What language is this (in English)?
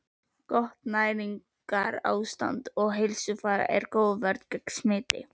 Icelandic